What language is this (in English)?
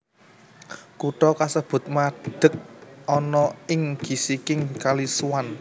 Javanese